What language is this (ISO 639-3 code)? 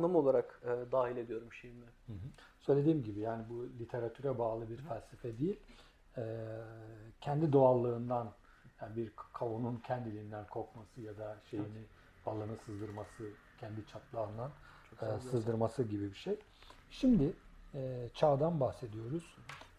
tur